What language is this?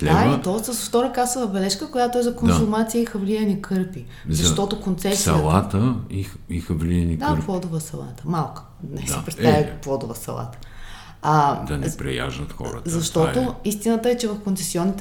Bulgarian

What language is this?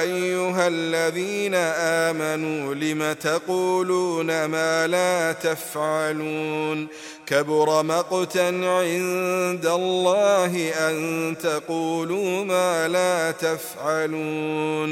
Arabic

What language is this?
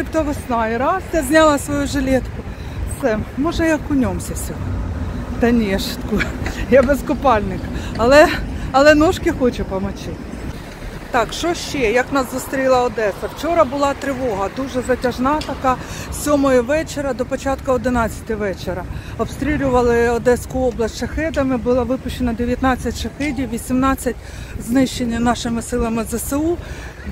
Ukrainian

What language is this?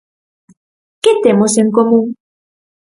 Galician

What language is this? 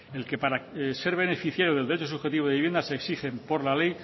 Spanish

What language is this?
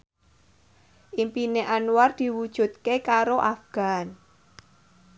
Javanese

